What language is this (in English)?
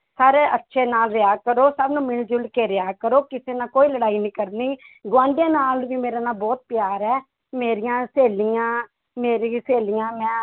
Punjabi